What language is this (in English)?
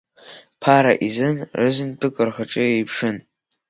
Abkhazian